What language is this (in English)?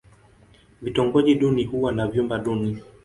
Swahili